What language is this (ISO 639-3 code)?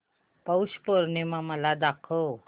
mar